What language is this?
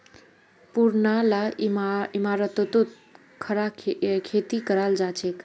Magahi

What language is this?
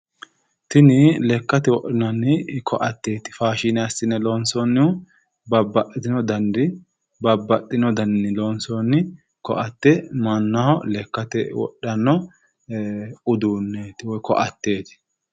Sidamo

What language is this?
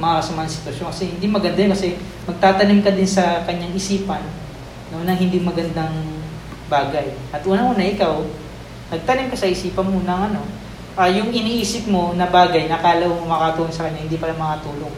Filipino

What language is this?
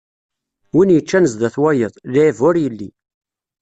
Kabyle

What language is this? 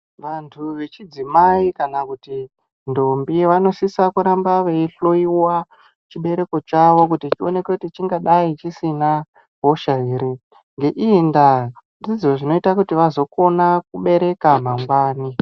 Ndau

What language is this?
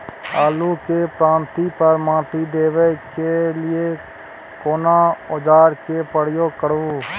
Maithili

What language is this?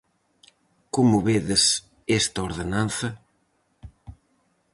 Galician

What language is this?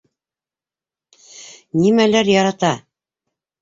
Bashkir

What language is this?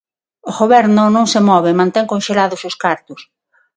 Galician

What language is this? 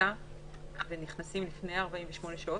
Hebrew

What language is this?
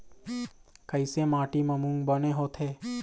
Chhattisgarhi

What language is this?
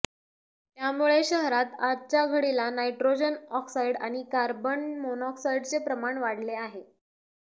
Marathi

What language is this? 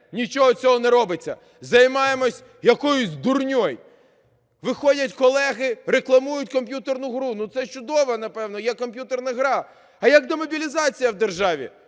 Ukrainian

